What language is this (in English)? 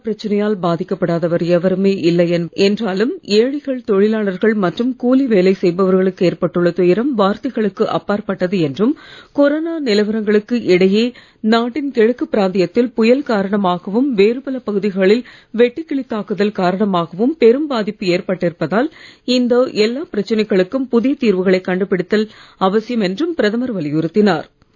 Tamil